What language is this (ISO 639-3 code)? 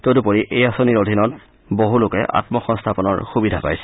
asm